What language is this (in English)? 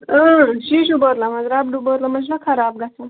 Kashmiri